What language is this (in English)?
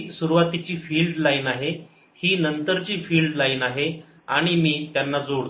Marathi